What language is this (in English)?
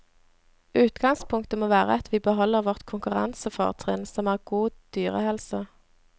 Norwegian